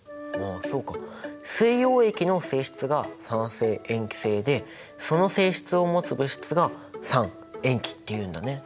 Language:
Japanese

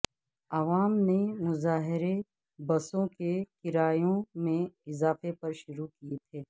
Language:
Urdu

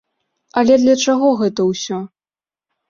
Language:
Belarusian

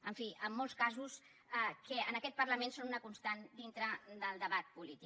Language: Catalan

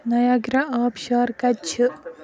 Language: Kashmiri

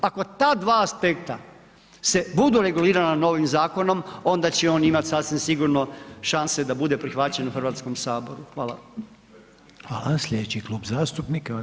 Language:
Croatian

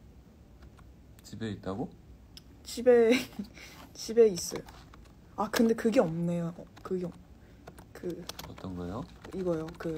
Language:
Korean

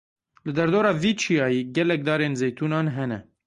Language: Kurdish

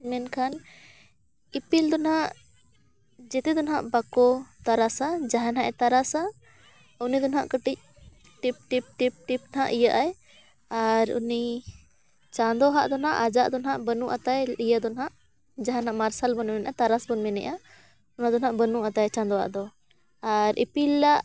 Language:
Santali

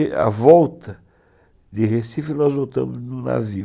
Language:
Portuguese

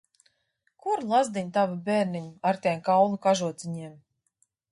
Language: Latvian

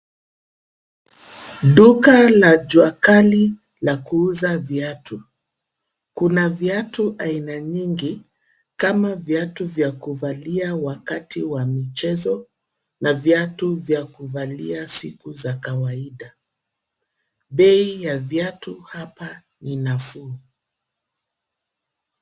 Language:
Swahili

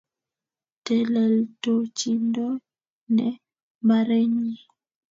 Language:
Kalenjin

